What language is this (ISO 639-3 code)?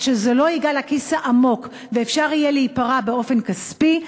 heb